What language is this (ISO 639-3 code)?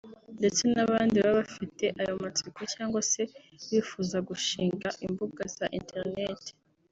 kin